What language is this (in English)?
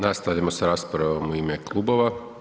Croatian